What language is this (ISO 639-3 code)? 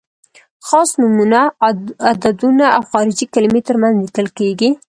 pus